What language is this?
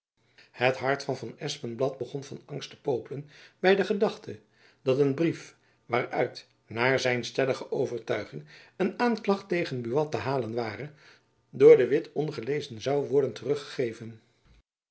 Dutch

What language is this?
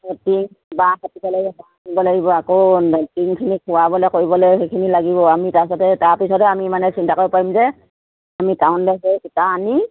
Assamese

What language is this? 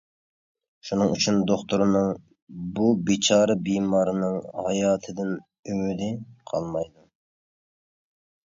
Uyghur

